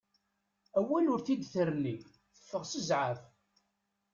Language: Kabyle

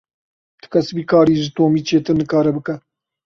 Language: Kurdish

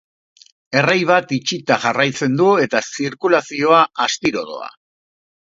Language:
Basque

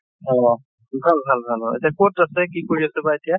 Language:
Assamese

